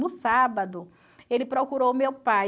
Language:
Portuguese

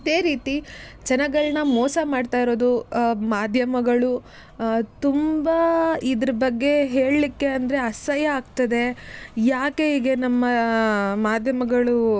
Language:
Kannada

